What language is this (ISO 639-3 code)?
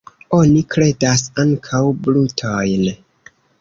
epo